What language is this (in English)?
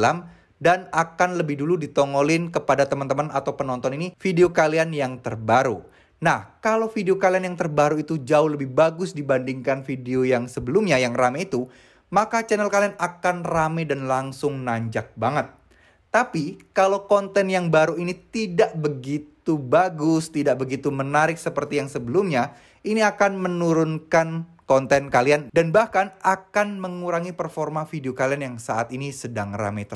Indonesian